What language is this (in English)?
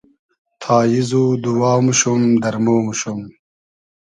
Hazaragi